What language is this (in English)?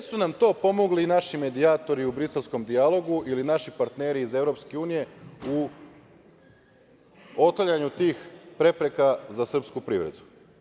Serbian